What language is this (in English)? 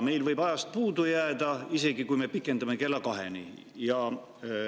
Estonian